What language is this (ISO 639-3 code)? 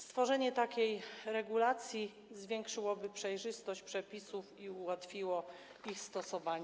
pol